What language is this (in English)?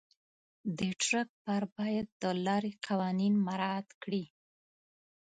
Pashto